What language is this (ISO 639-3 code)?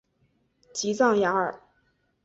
zho